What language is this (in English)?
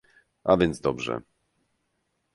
Polish